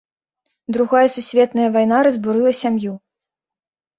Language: Belarusian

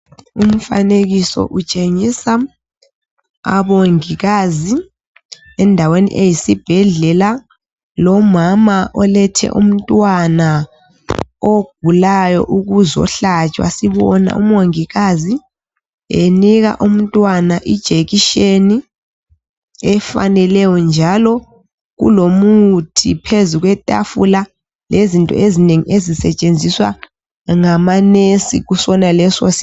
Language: North Ndebele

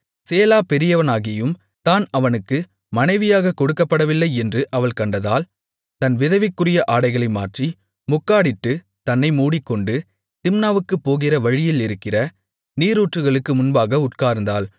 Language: Tamil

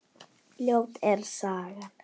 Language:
Icelandic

